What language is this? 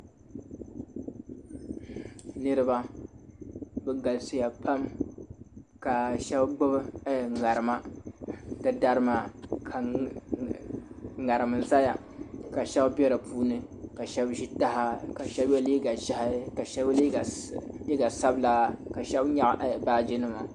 Dagbani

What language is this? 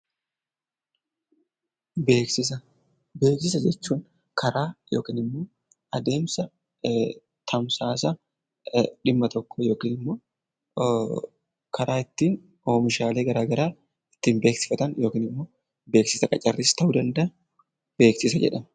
Oromo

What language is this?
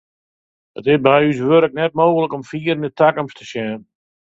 Western Frisian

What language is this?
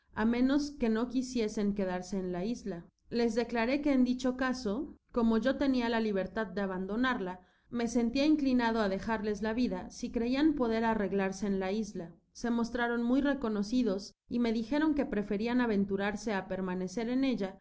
Spanish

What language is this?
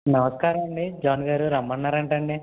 Telugu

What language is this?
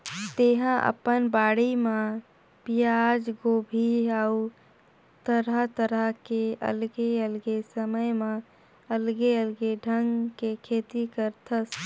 Chhattisgarhi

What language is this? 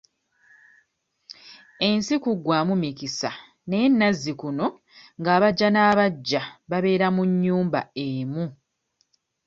Ganda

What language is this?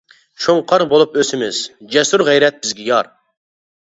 Uyghur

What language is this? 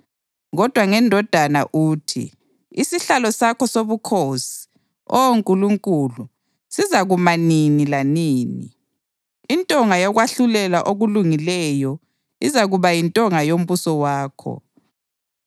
North Ndebele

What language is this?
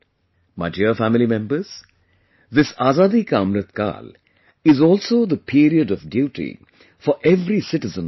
English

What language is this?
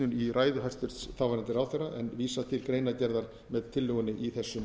Icelandic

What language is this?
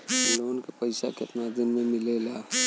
Bhojpuri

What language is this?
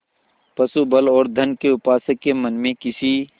Hindi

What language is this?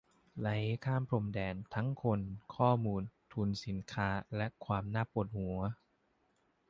Thai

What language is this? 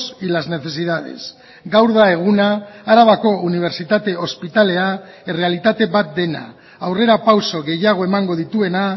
Basque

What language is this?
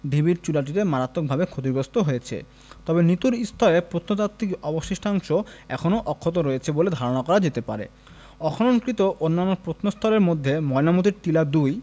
Bangla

